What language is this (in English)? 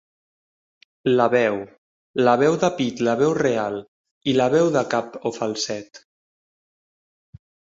Catalan